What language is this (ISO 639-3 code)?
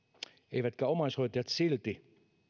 fin